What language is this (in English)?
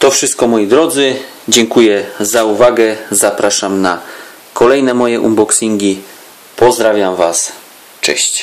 Polish